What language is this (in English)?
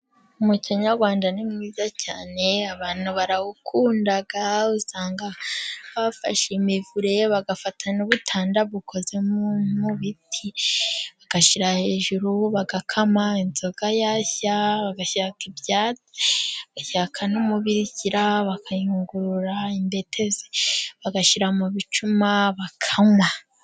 Kinyarwanda